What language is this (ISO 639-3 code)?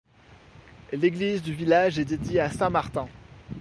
fra